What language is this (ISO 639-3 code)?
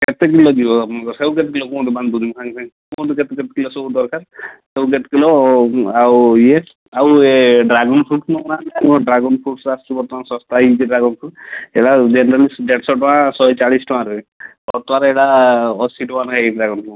ori